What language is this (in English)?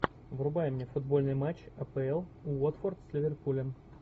Russian